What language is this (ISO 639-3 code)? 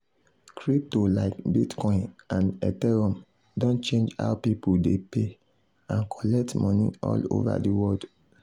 pcm